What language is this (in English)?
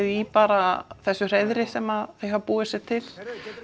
Icelandic